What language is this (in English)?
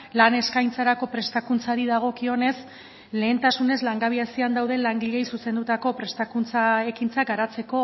Basque